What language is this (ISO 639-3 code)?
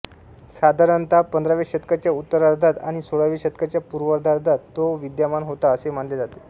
mar